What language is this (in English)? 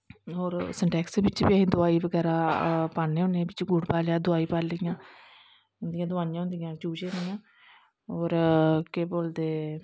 Dogri